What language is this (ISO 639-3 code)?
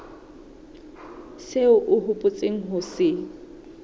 sot